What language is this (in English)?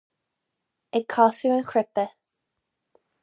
Irish